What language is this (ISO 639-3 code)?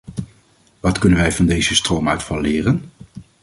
nld